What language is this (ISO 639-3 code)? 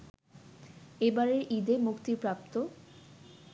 ben